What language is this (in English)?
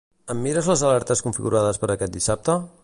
Catalan